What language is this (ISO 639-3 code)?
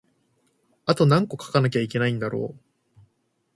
jpn